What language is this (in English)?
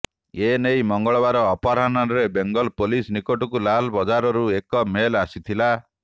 Odia